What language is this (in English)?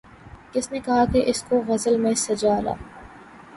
Urdu